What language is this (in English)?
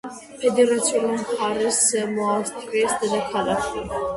Georgian